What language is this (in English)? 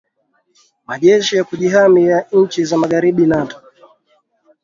Swahili